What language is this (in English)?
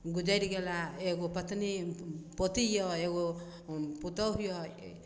Maithili